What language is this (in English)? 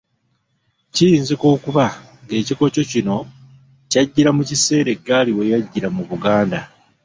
Ganda